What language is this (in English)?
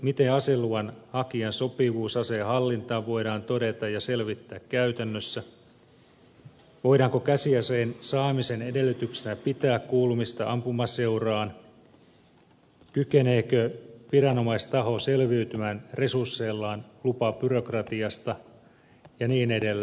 Finnish